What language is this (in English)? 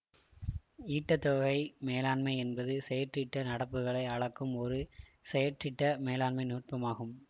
Tamil